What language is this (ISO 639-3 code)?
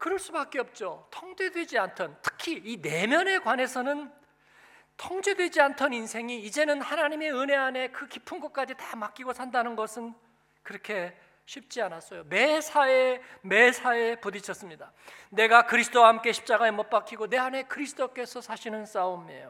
kor